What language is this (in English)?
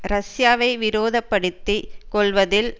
Tamil